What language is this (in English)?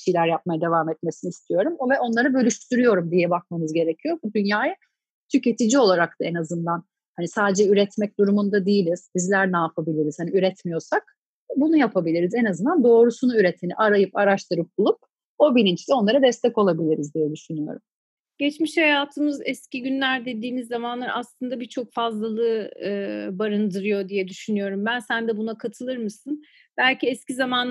Turkish